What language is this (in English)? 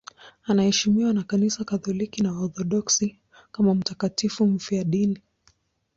Swahili